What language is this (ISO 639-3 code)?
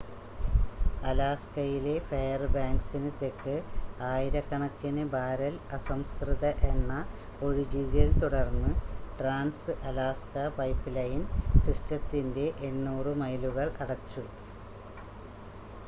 mal